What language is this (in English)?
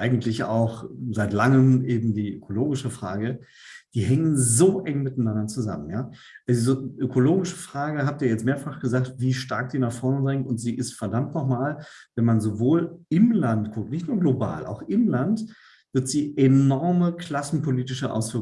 German